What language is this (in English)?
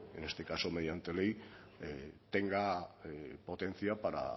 Spanish